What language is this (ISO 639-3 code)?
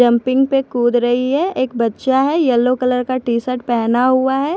hin